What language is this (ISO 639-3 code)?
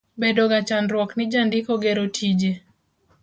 luo